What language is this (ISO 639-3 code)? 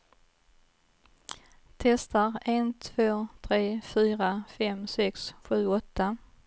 swe